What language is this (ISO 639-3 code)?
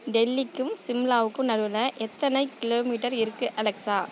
tam